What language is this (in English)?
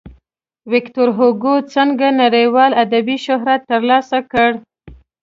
Pashto